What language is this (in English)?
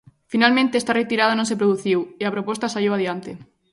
Galician